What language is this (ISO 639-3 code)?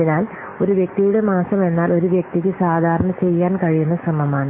mal